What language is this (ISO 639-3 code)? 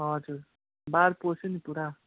nep